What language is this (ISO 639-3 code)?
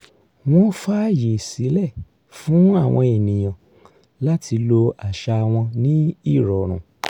yor